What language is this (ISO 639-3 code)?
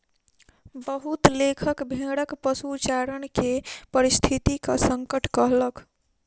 mai